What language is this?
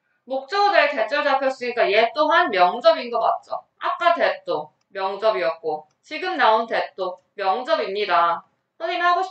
Korean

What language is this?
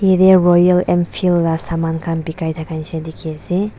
Naga Pidgin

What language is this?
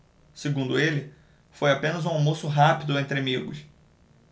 Portuguese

